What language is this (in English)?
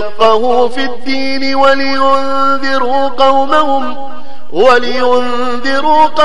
Arabic